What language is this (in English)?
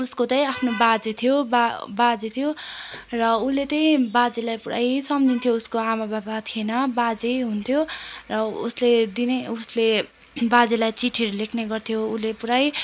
Nepali